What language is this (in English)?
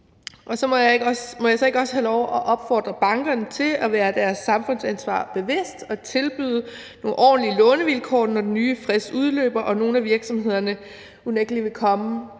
Danish